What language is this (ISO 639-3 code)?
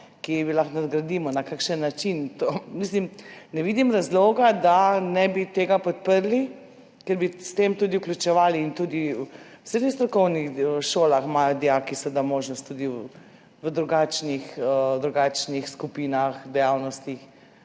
slv